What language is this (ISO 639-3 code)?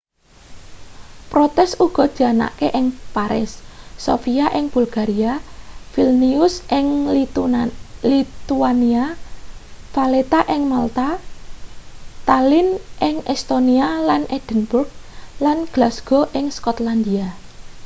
jav